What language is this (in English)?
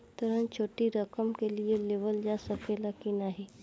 Bhojpuri